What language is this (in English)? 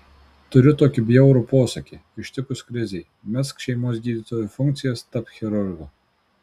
Lithuanian